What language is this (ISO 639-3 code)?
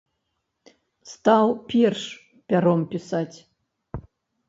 bel